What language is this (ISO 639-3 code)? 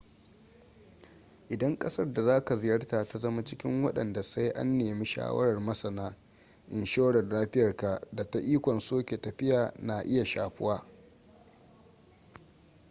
hau